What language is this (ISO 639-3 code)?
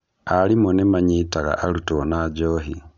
kik